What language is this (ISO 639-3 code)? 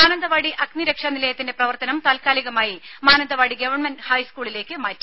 mal